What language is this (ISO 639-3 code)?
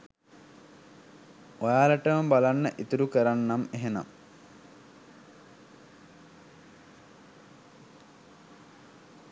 sin